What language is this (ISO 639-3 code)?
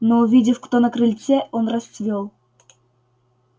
rus